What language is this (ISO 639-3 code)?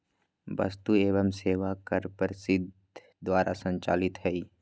mag